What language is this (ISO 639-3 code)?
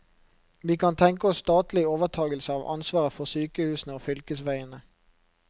nor